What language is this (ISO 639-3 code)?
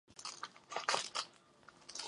ces